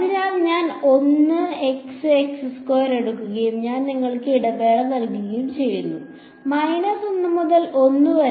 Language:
Malayalam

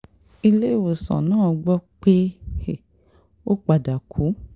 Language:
Yoruba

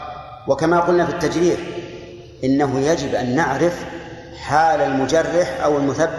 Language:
Arabic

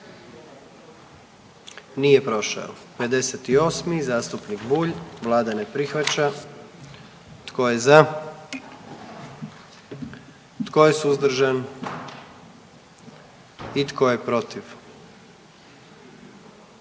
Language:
Croatian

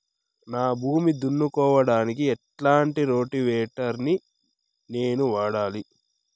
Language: Telugu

